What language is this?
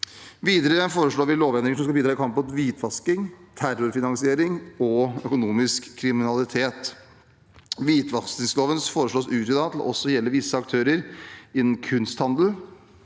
Norwegian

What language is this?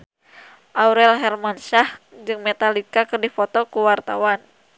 Sundanese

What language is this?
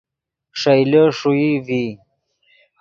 Yidgha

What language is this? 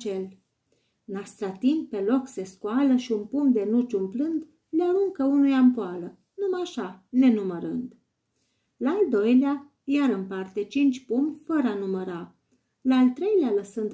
Romanian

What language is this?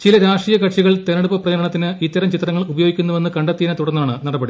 Malayalam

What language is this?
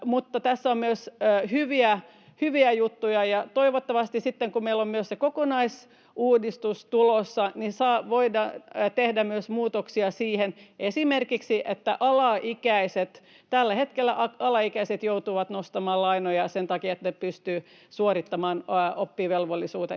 Finnish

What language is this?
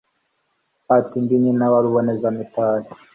Kinyarwanda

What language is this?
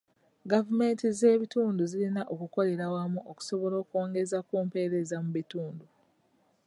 Ganda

